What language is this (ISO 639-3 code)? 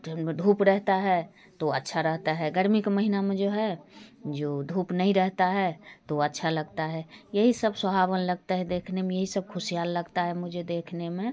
hin